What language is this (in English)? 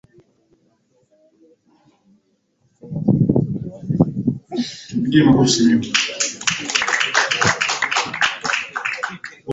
Swahili